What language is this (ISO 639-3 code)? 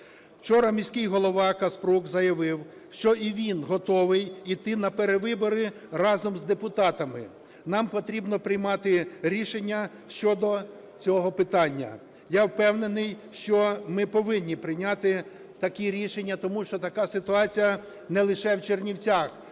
ukr